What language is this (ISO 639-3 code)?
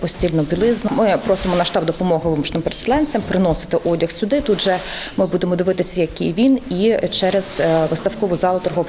ukr